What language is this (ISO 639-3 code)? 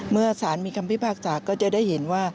tha